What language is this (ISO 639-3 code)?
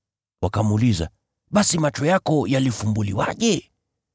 swa